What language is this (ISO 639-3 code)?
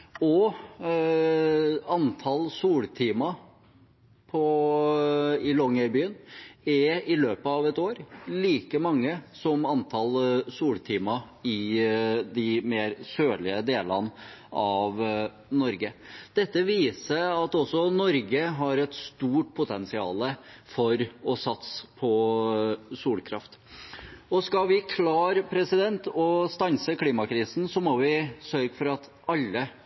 nob